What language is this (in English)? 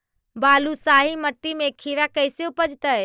Magahi